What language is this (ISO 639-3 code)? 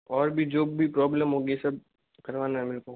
hin